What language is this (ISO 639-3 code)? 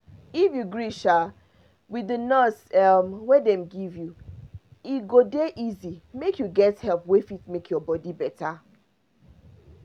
pcm